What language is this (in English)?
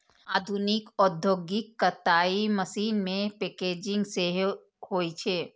Maithili